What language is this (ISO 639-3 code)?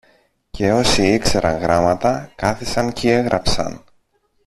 ell